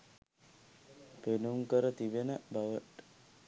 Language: Sinhala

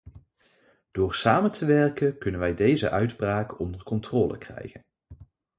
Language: Dutch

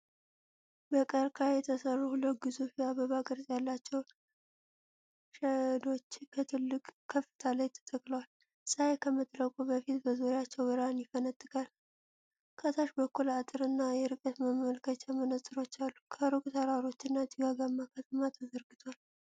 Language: Amharic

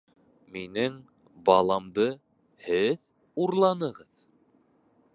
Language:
Bashkir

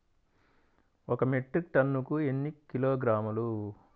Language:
Telugu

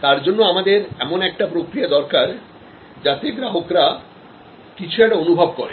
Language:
Bangla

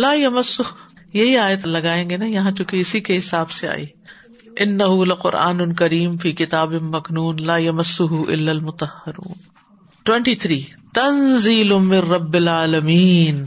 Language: Urdu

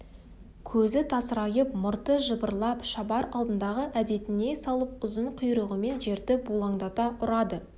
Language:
Kazakh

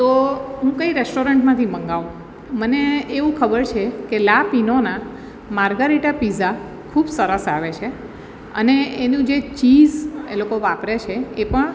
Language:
Gujarati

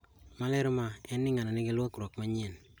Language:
Luo (Kenya and Tanzania)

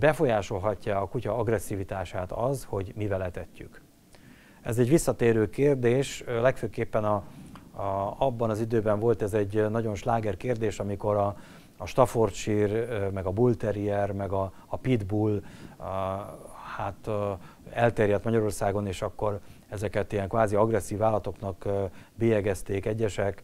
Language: Hungarian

